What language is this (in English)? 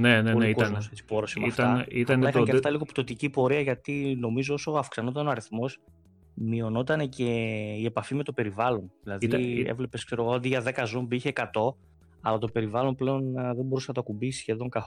Greek